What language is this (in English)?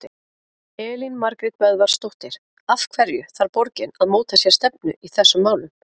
Icelandic